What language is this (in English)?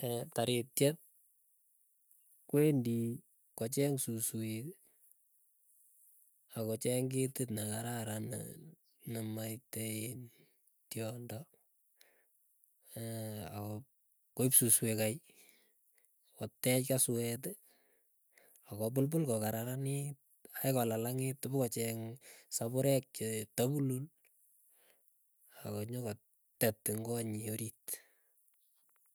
Keiyo